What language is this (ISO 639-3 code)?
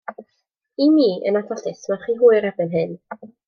cym